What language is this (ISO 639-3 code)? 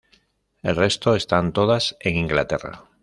spa